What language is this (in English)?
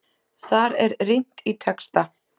Icelandic